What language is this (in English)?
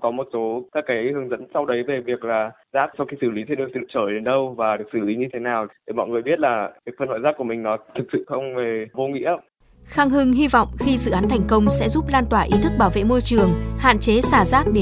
Vietnamese